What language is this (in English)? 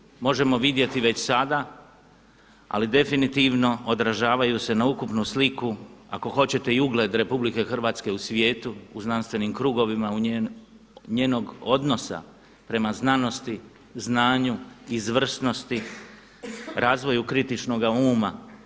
Croatian